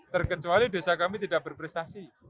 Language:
Indonesian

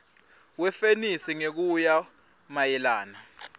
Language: Swati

